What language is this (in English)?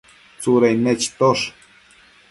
Matsés